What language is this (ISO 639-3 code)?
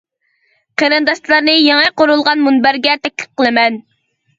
uig